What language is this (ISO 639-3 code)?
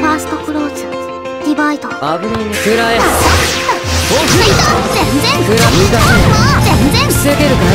jpn